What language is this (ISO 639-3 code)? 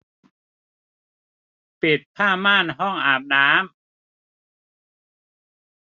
tha